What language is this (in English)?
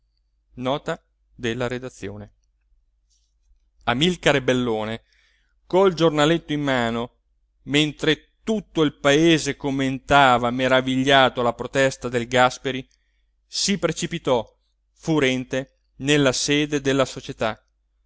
Italian